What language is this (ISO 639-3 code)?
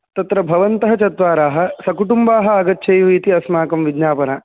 san